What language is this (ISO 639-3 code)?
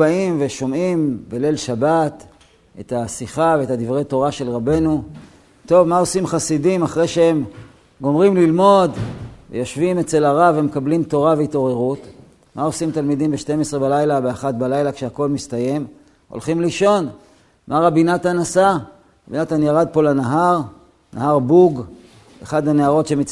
heb